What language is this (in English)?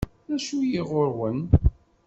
Kabyle